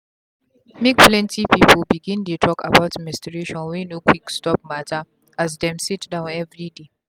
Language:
Nigerian Pidgin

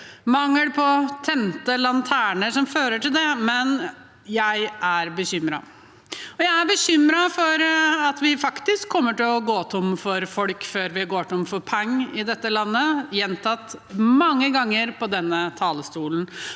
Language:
Norwegian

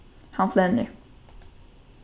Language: Faroese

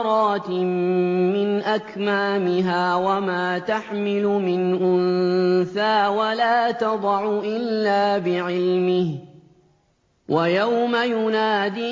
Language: Arabic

